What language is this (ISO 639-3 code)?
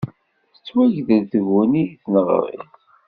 kab